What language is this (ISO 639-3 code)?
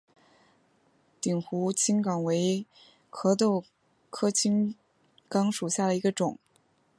zho